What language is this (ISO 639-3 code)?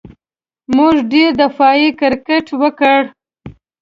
pus